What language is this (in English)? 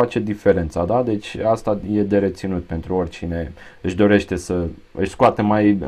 Romanian